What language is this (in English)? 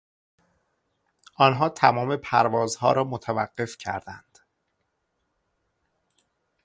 Persian